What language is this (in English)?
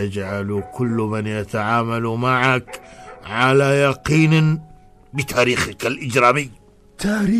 Arabic